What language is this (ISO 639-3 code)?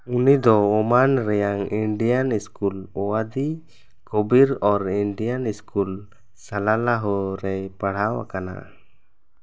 sat